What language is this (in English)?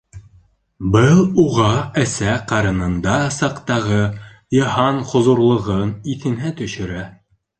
Bashkir